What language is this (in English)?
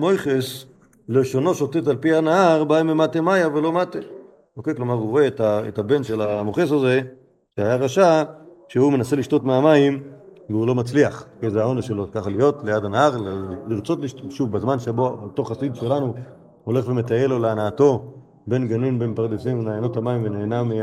Hebrew